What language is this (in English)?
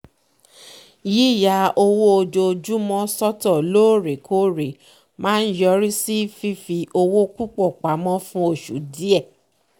Yoruba